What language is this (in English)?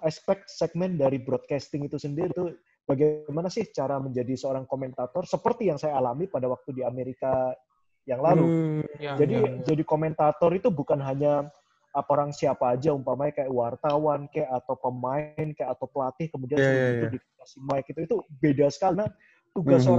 Indonesian